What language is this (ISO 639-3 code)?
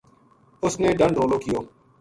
gju